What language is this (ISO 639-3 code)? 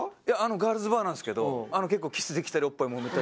jpn